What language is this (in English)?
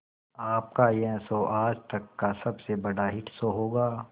Hindi